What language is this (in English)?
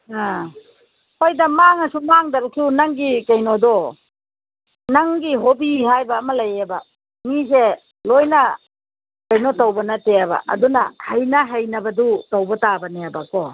Manipuri